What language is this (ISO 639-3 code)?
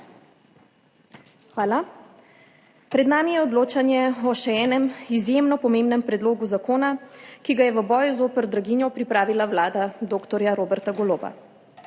slv